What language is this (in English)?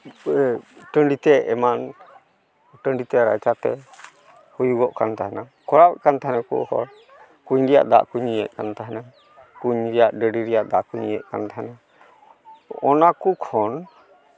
Santali